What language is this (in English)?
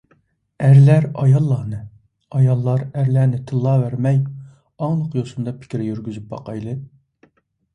Uyghur